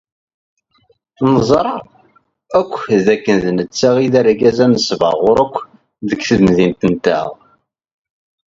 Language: Kabyle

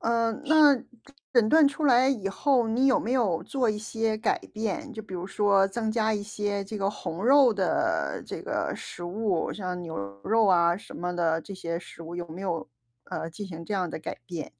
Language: Chinese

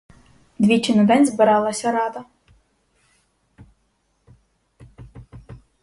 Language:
Ukrainian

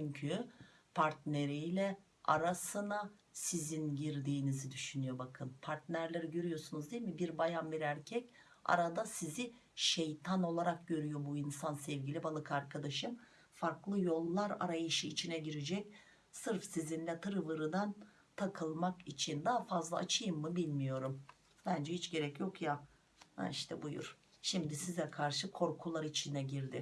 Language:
Turkish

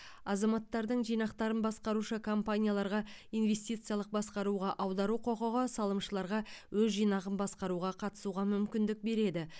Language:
Kazakh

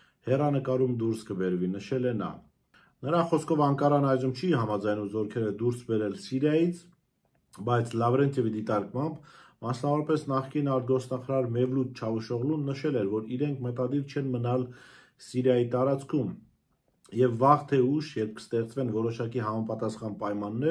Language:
Romanian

